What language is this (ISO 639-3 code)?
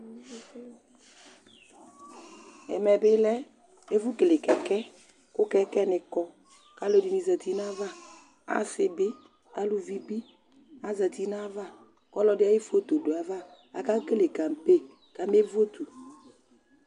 kpo